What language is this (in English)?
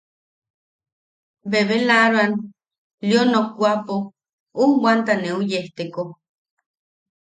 Yaqui